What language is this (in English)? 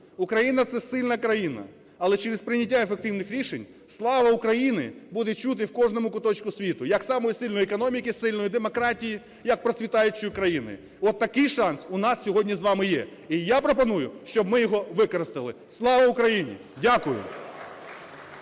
Ukrainian